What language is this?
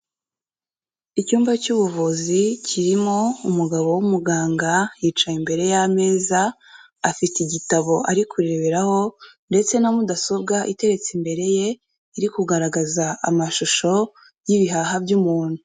Kinyarwanda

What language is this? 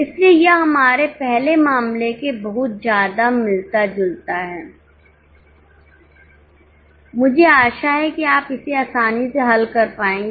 Hindi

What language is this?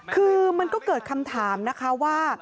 Thai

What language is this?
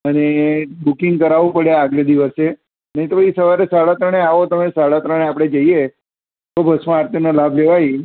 Gujarati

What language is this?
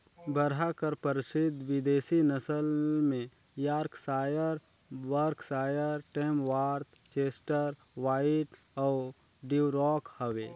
Chhattisgarhi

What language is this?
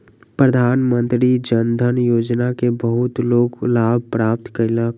Maithili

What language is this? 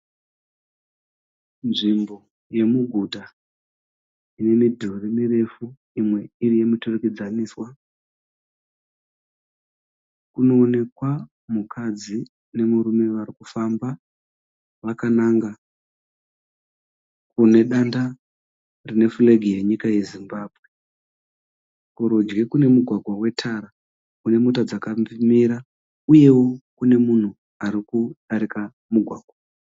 Shona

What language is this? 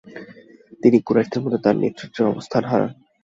Bangla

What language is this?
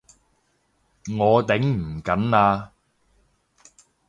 Cantonese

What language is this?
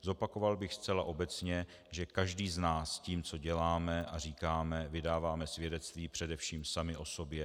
Czech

